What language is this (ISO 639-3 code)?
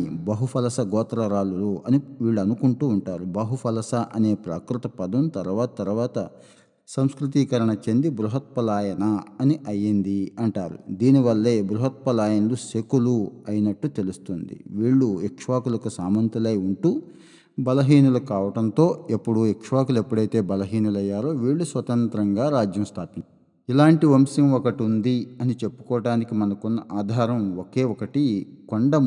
tel